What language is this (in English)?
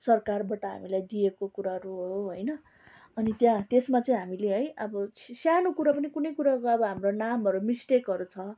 Nepali